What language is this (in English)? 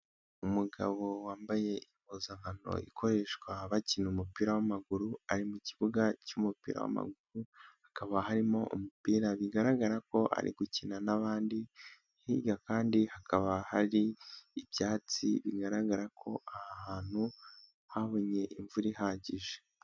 Kinyarwanda